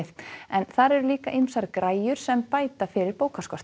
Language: Icelandic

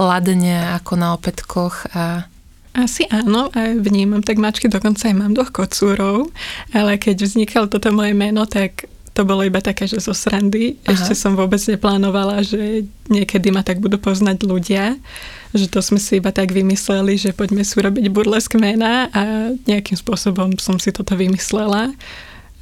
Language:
Slovak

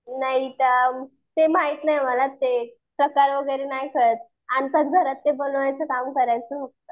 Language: Marathi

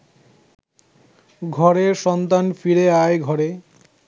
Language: Bangla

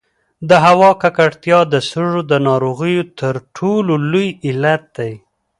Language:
Pashto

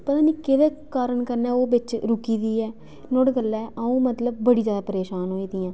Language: Dogri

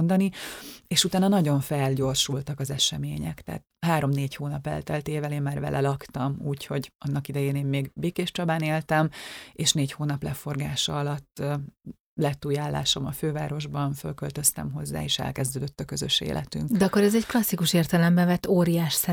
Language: Hungarian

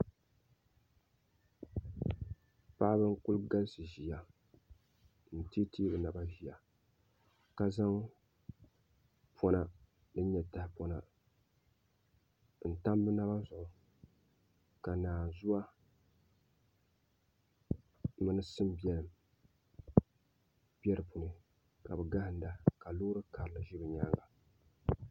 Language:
Dagbani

